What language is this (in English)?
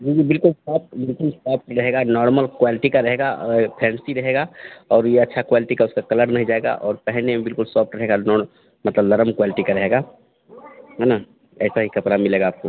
Hindi